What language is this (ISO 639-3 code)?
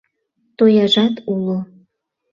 chm